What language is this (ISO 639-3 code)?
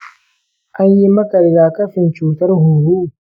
hau